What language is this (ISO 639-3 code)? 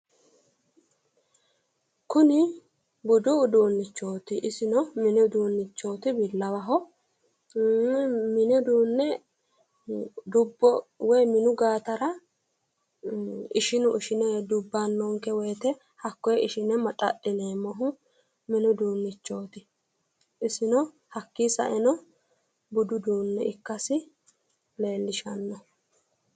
sid